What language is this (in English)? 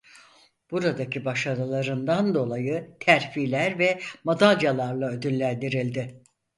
Turkish